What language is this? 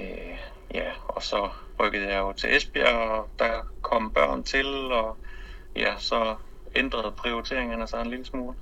Danish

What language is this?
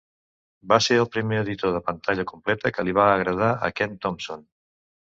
Catalan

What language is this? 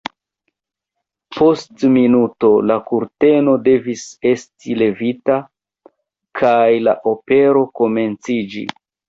Esperanto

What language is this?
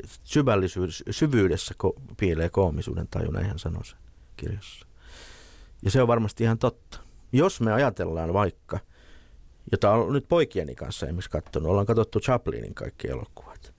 Finnish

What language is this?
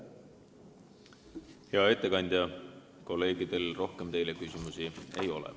Estonian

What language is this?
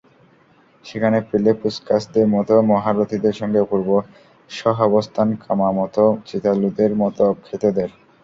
Bangla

